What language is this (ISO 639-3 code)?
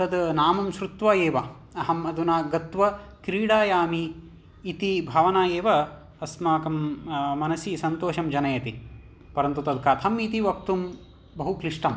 san